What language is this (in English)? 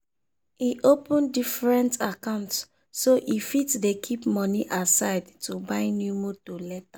Nigerian Pidgin